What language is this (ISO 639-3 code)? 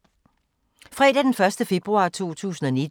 dan